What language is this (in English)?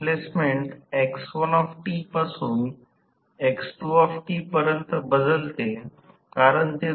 Marathi